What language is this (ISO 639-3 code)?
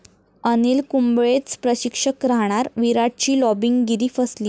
mar